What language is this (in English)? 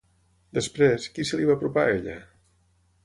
Catalan